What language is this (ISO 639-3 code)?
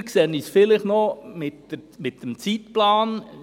gsw